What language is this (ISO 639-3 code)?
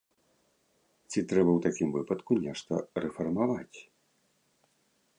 bel